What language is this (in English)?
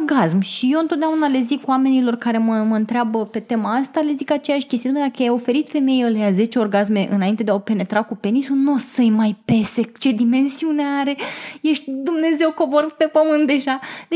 Romanian